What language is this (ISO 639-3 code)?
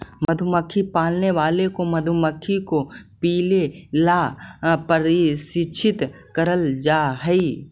mag